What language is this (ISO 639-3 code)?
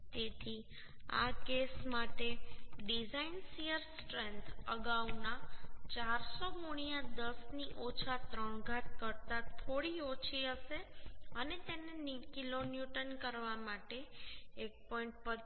guj